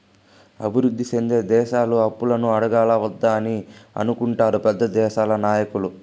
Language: Telugu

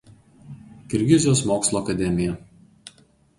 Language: Lithuanian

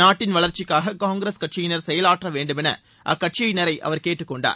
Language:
Tamil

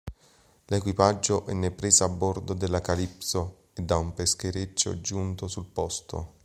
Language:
Italian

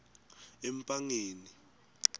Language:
Swati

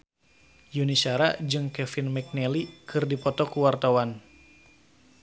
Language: Sundanese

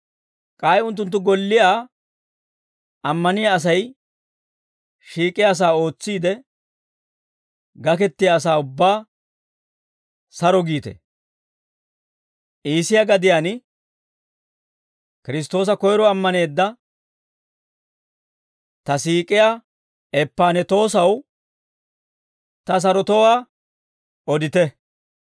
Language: Dawro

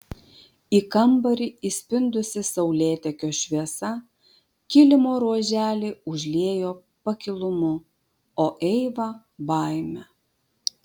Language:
Lithuanian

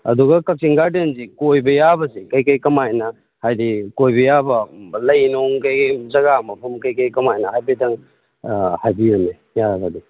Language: Manipuri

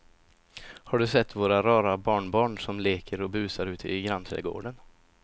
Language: Swedish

